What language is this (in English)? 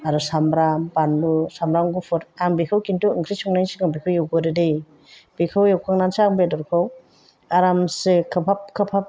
Bodo